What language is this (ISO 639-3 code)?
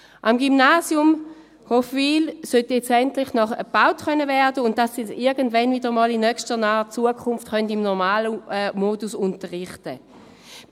gsw